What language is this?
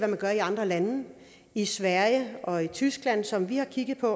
Danish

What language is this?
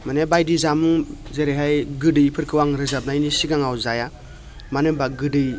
Bodo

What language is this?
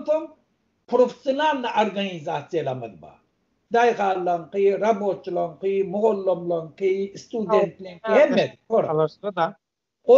Turkish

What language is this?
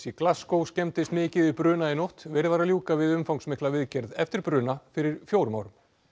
Icelandic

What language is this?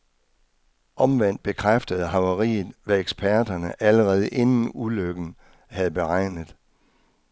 Danish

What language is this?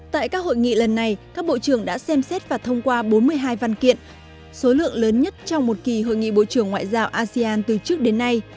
Vietnamese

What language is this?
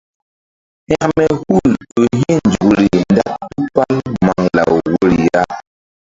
Mbum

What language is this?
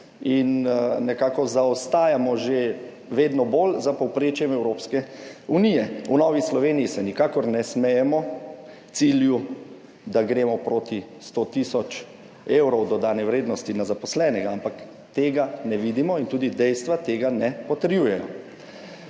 Slovenian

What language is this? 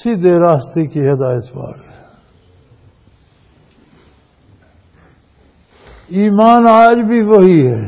Punjabi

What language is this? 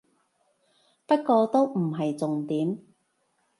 Cantonese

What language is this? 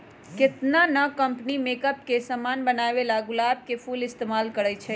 Magahi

